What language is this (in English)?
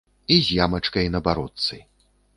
Belarusian